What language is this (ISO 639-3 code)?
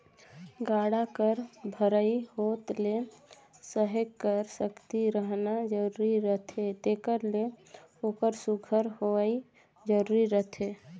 hne